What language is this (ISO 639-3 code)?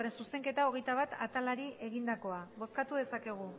eus